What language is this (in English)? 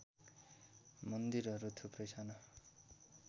Nepali